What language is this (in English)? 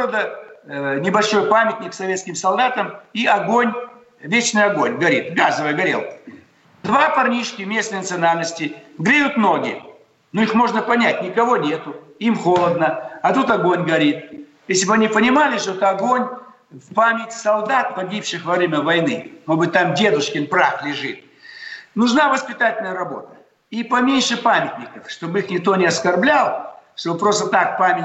Russian